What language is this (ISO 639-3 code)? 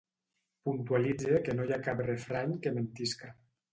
cat